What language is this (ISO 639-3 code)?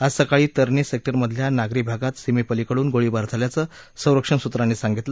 mar